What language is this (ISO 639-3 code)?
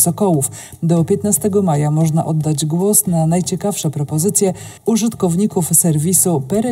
pol